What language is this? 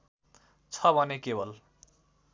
Nepali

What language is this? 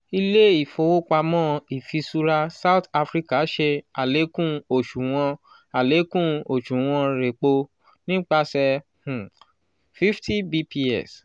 Yoruba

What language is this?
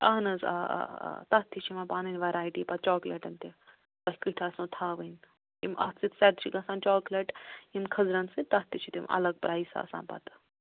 Kashmiri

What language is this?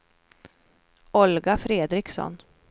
Swedish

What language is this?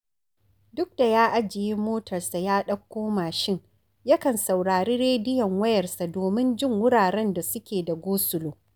Hausa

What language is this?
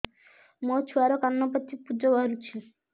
Odia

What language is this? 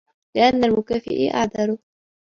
Arabic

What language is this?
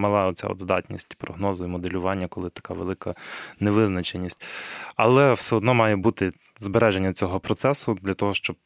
Ukrainian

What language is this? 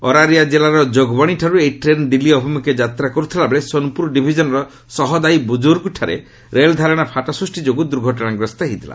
Odia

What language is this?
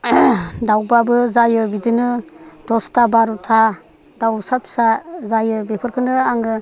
Bodo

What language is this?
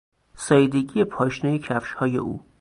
Persian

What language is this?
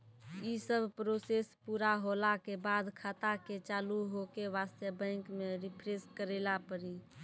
Maithili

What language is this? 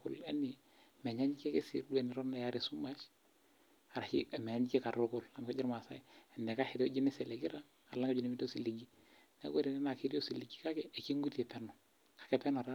Masai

